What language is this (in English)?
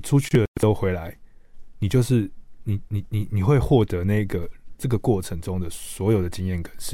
Chinese